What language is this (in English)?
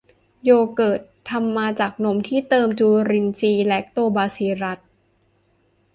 Thai